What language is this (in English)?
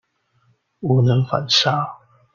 Chinese